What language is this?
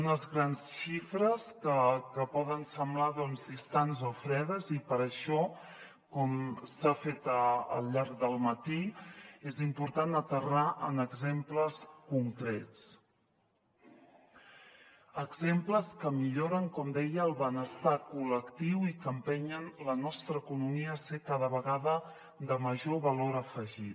Catalan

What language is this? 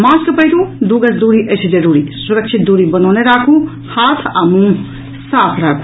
Maithili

